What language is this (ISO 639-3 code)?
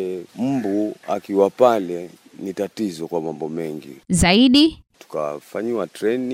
swa